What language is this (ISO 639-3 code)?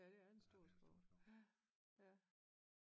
dan